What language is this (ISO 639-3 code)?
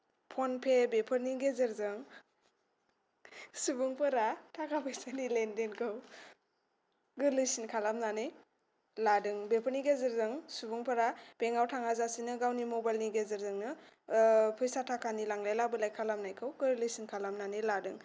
brx